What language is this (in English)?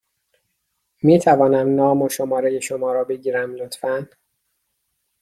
Persian